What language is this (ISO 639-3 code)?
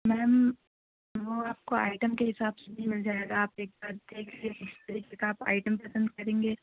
urd